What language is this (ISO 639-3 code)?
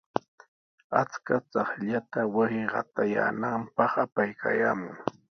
qws